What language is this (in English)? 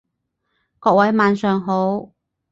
Cantonese